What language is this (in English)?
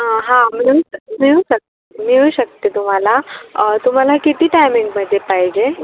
Marathi